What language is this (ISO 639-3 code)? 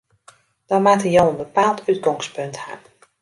fry